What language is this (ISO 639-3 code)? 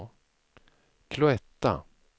swe